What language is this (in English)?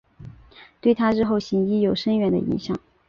Chinese